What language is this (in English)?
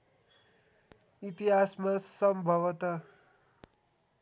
Nepali